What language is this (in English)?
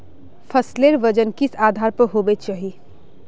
Magahi